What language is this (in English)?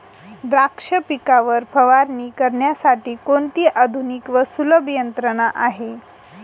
Marathi